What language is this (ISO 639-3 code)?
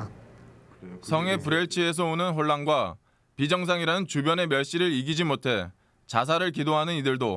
kor